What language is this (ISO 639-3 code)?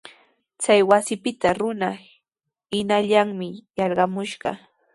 qws